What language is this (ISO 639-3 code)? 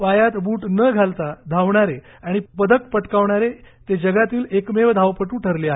mar